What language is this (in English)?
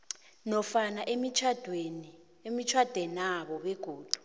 South Ndebele